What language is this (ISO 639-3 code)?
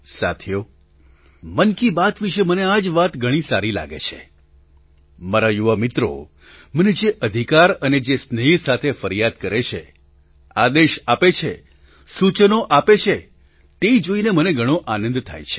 guj